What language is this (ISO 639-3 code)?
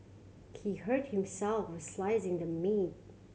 eng